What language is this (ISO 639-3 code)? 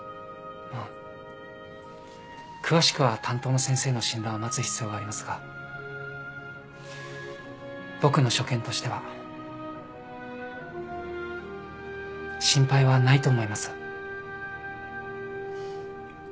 jpn